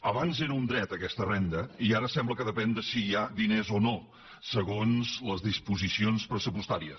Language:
Catalan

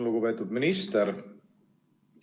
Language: Estonian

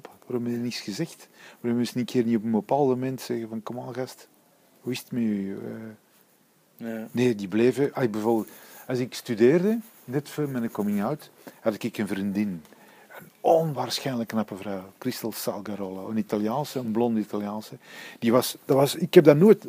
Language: Dutch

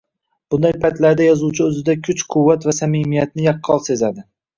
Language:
Uzbek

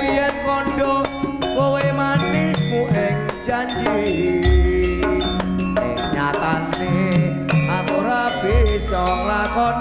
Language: Indonesian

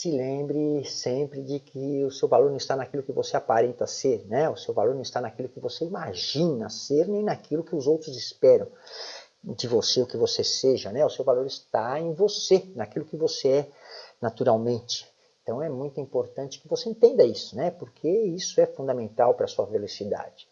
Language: Portuguese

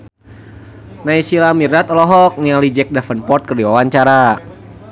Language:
Sundanese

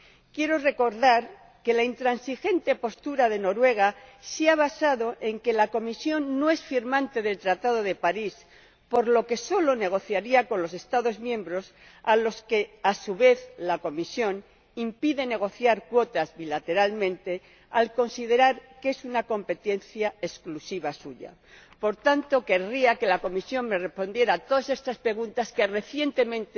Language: Spanish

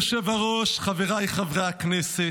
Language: Hebrew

